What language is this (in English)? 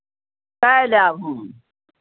Maithili